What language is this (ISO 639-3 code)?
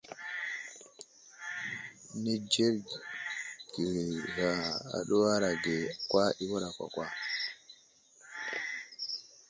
udl